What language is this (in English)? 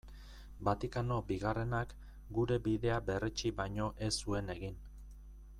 Basque